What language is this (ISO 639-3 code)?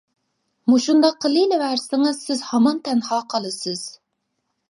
uig